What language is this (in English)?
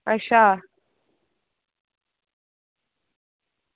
Dogri